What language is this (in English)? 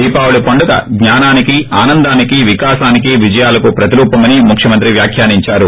Telugu